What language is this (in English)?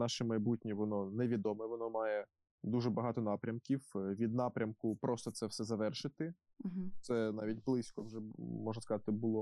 Ukrainian